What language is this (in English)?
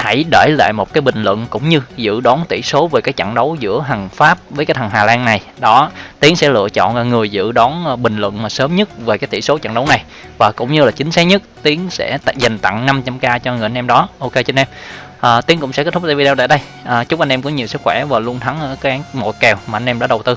Vietnamese